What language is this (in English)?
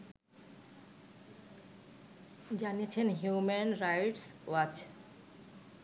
Bangla